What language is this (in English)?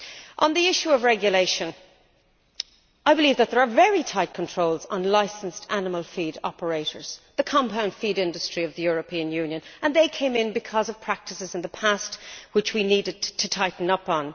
English